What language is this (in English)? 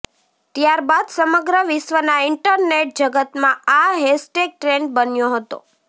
Gujarati